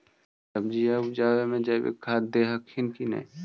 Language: Magahi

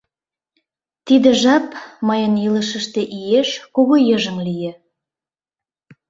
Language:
Mari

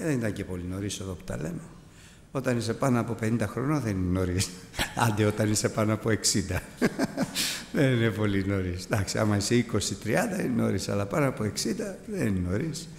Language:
Greek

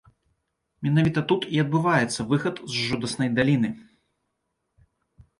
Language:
Belarusian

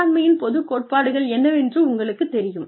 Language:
Tamil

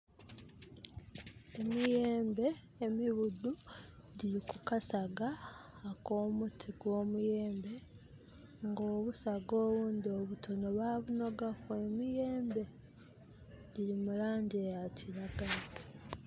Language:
Soga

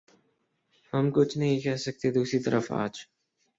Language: Urdu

